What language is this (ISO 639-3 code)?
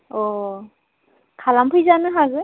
brx